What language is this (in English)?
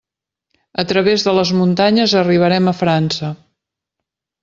Catalan